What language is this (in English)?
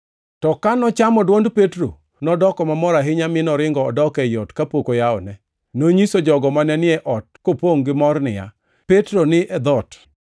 Luo (Kenya and Tanzania)